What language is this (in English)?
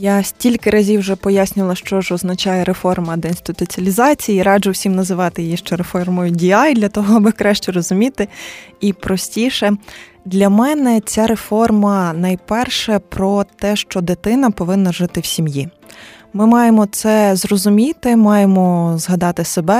Ukrainian